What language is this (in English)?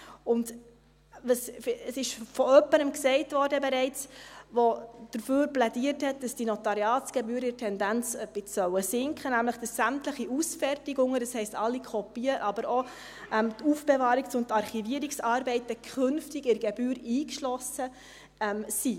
Swiss German